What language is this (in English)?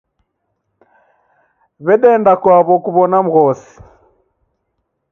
Taita